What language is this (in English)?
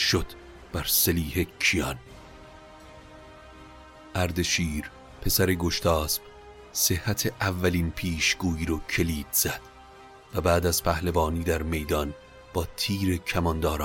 Persian